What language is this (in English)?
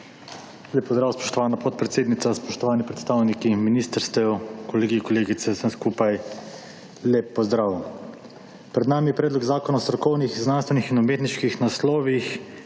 Slovenian